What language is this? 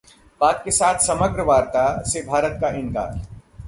Hindi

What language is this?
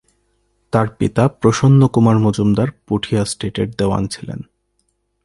Bangla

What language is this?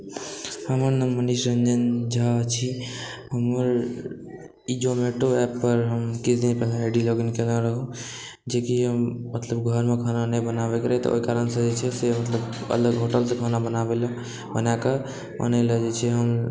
Maithili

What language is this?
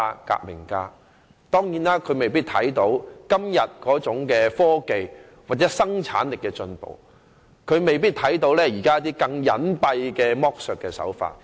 Cantonese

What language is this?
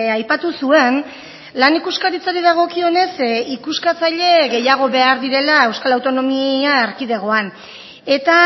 Basque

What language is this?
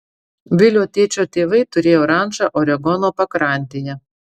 Lithuanian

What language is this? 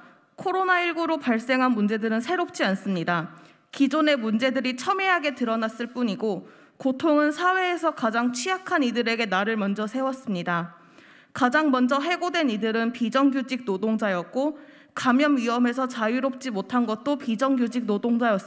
Korean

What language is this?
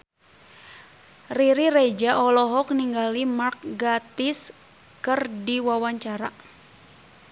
Sundanese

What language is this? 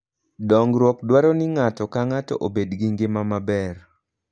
Luo (Kenya and Tanzania)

